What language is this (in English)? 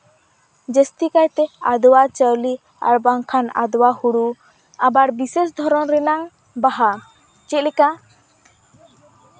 Santali